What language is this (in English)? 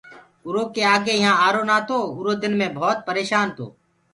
Gurgula